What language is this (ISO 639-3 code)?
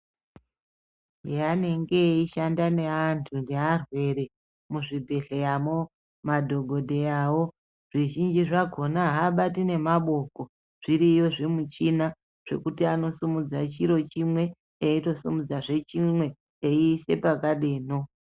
ndc